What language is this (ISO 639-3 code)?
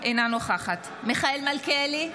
heb